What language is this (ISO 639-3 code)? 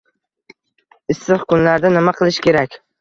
uzb